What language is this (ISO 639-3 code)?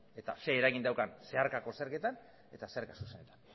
eus